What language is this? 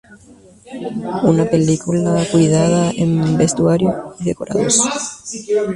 Spanish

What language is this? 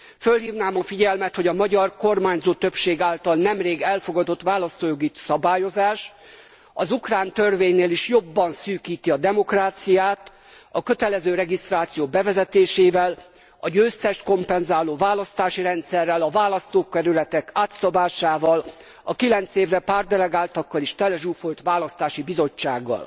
Hungarian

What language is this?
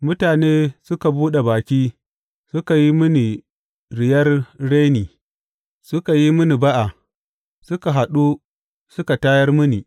Hausa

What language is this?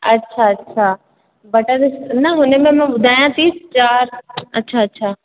Sindhi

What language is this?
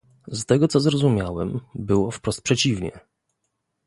Polish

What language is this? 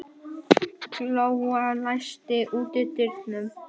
Icelandic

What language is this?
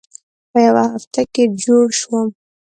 Pashto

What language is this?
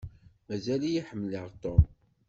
Kabyle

